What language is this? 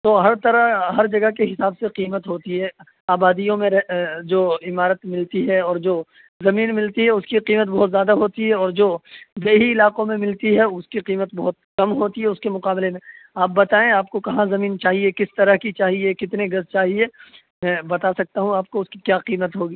Urdu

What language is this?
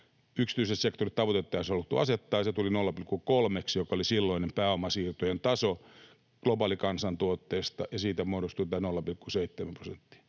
Finnish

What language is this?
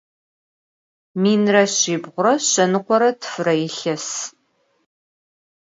Adyghe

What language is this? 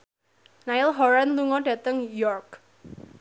Javanese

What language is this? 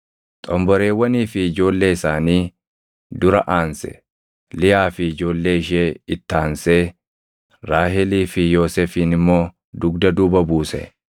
Oromo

